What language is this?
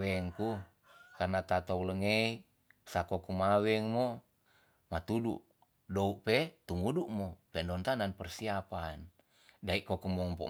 Tonsea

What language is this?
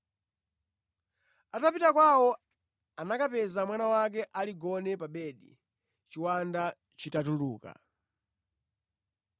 Nyanja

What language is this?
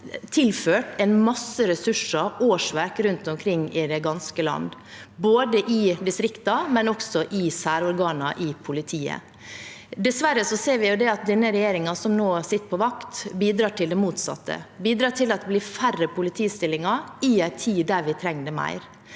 Norwegian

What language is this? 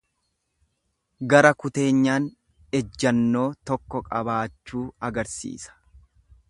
Oromo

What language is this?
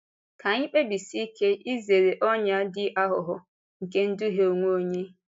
Igbo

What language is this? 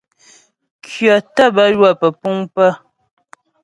Ghomala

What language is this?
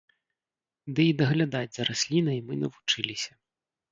Belarusian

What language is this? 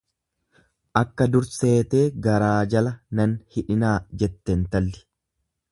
Oromo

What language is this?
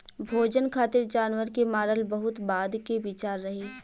Bhojpuri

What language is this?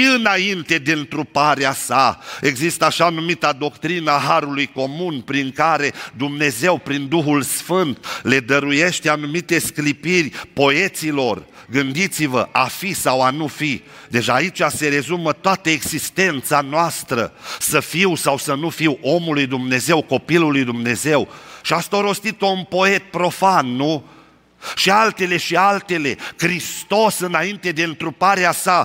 Romanian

